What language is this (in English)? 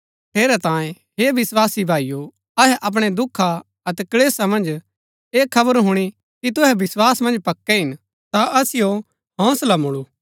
Gaddi